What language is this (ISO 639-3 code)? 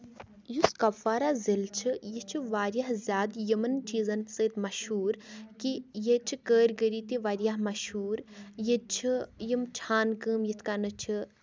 kas